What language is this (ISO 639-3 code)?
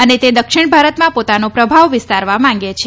guj